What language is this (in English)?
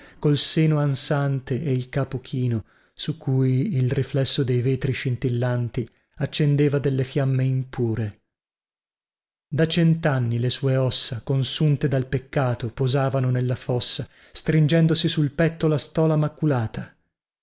Italian